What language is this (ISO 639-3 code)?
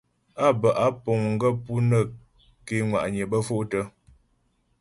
bbj